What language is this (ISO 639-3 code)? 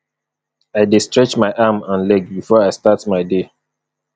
pcm